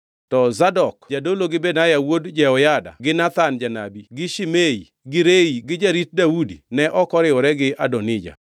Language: Luo (Kenya and Tanzania)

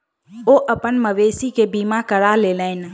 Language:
Maithili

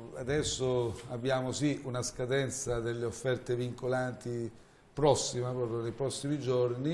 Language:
Italian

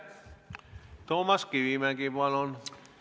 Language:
Estonian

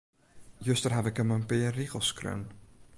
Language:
Western Frisian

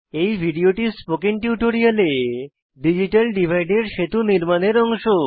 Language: Bangla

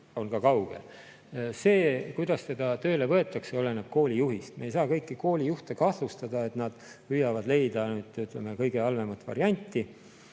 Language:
Estonian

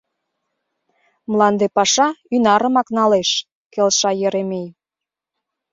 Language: Mari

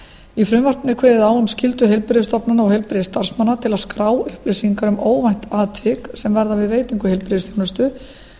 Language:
Icelandic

